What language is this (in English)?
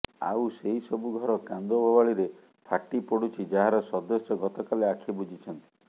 Odia